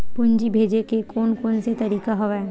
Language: Chhattisgarhi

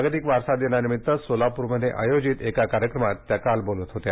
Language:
Marathi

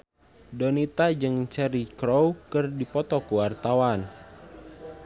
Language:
Sundanese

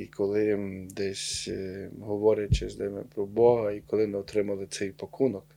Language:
Ukrainian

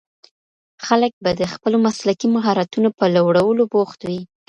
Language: Pashto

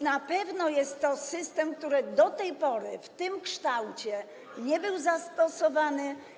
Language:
Polish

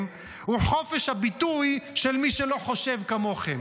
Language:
Hebrew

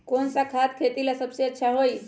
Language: Magahi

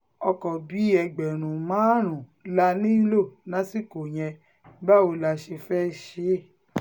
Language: Yoruba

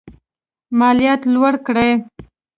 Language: Pashto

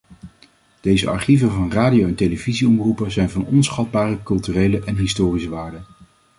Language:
Dutch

